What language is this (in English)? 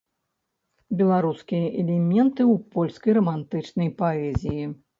Belarusian